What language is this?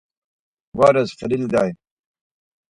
Laz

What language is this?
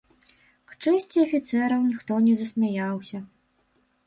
Belarusian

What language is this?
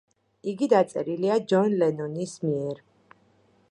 Georgian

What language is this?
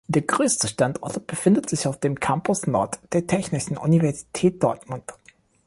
German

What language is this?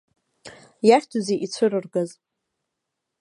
Abkhazian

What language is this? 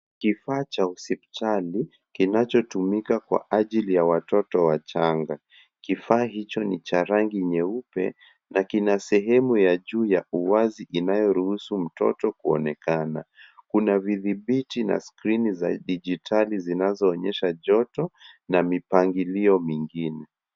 Swahili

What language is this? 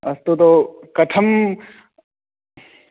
Sanskrit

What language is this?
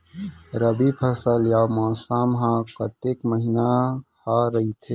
Chhattisgarhi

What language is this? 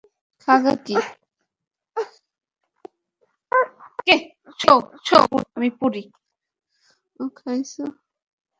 Bangla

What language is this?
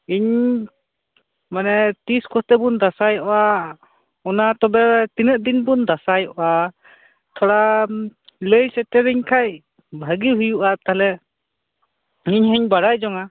Santali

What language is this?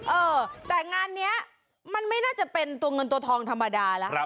Thai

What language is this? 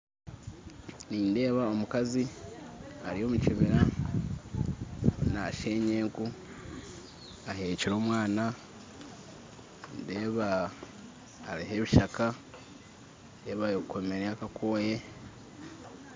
Nyankole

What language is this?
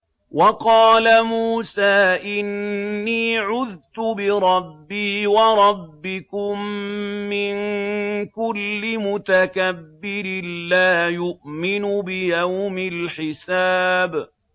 Arabic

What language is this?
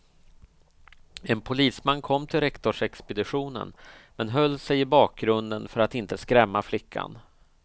Swedish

